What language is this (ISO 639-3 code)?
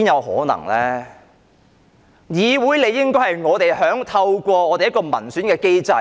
yue